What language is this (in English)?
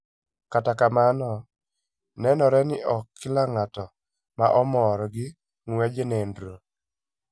Luo (Kenya and Tanzania)